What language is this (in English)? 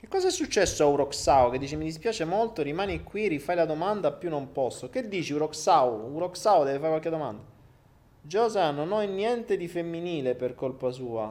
Italian